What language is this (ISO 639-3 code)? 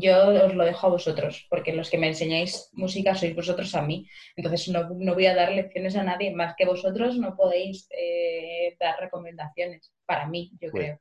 spa